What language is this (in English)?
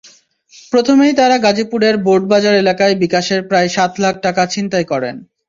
Bangla